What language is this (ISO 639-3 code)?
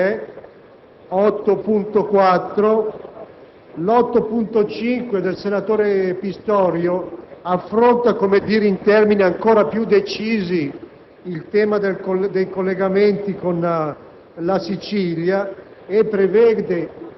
ita